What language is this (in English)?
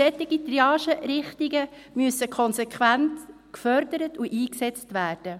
Swiss German